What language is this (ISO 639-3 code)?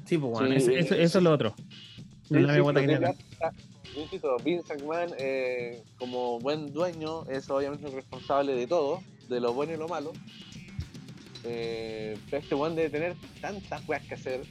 spa